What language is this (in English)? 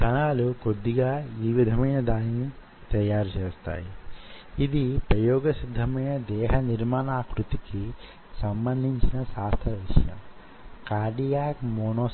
Telugu